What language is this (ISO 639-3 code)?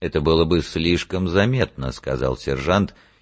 rus